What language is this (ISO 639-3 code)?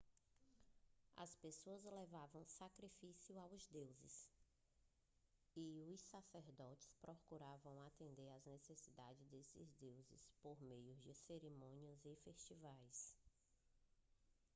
por